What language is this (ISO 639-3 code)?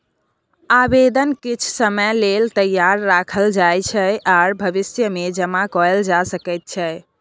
mai